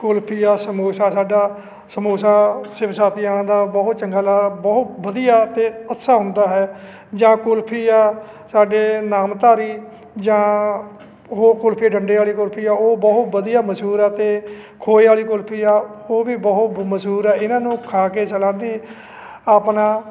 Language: Punjabi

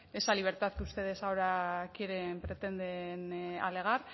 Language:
Spanish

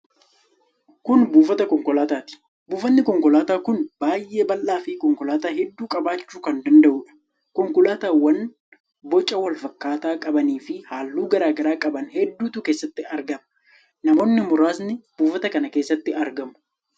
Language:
Oromo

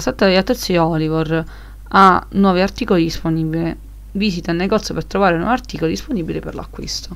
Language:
Italian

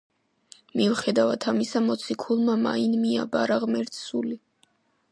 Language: Georgian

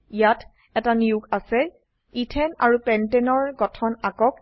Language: Assamese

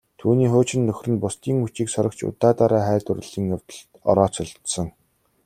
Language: Mongolian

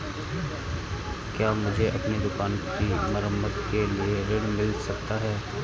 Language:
Hindi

